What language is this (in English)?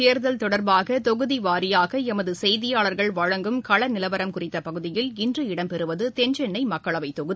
Tamil